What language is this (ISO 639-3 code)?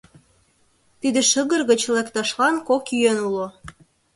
chm